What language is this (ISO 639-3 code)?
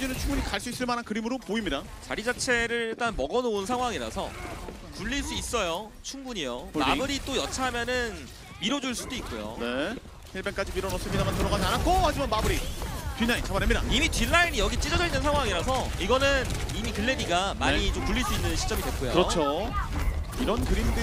kor